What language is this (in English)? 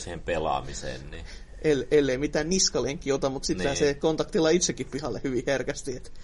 Finnish